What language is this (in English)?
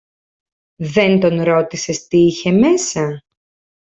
Greek